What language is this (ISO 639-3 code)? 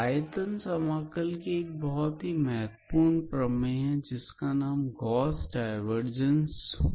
hin